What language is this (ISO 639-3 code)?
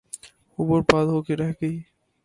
urd